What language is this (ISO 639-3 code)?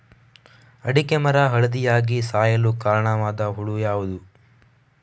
kan